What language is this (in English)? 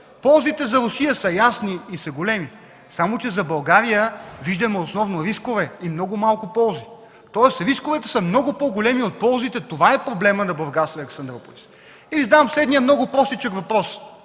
Bulgarian